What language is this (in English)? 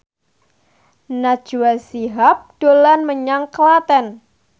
Javanese